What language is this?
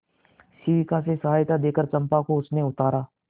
Hindi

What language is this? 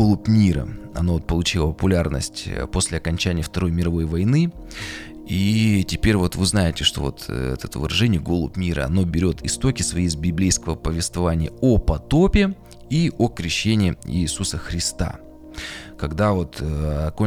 Russian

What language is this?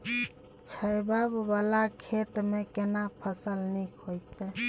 Maithili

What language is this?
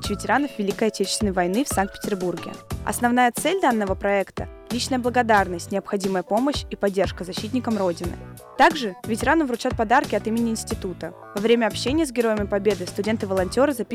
Russian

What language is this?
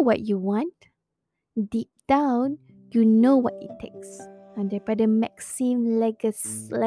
Malay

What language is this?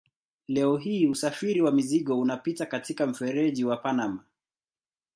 Swahili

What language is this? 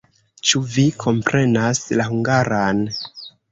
Esperanto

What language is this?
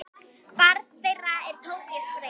Icelandic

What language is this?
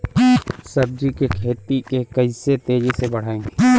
Bhojpuri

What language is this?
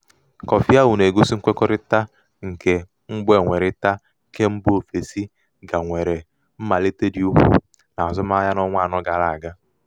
Igbo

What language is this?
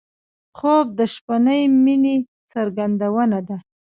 Pashto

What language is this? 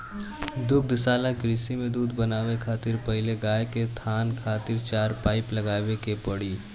Bhojpuri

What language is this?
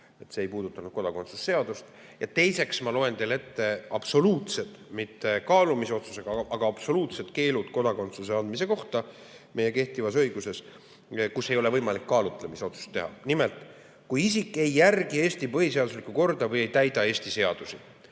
Estonian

